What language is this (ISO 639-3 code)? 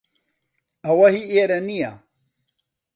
ckb